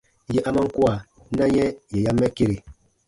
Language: Baatonum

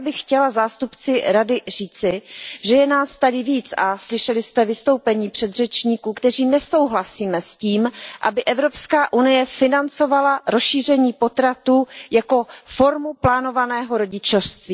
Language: Czech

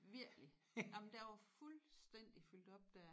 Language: Danish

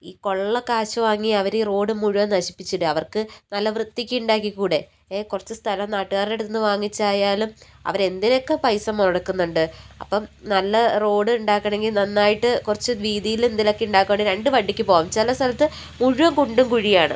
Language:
Malayalam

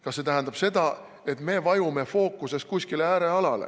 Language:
Estonian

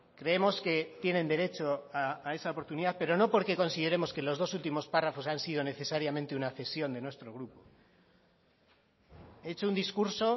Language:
Spanish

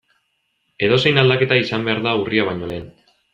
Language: Basque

